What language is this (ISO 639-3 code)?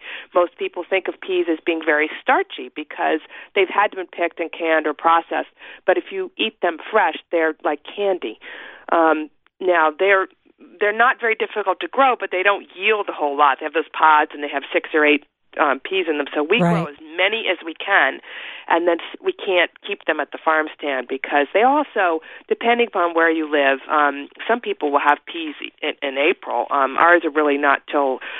eng